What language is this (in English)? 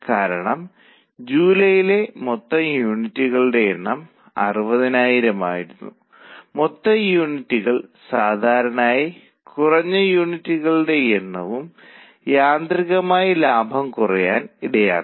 Malayalam